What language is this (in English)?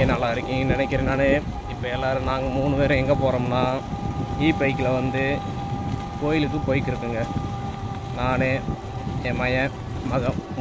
Tamil